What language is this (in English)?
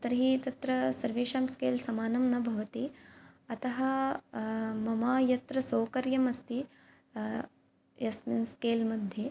Sanskrit